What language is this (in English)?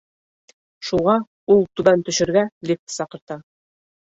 Bashkir